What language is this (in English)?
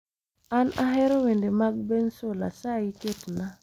Luo (Kenya and Tanzania)